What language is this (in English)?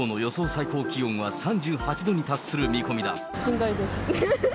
Japanese